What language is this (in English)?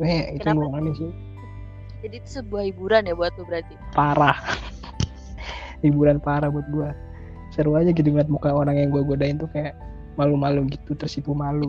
Indonesian